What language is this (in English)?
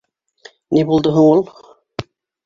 Bashkir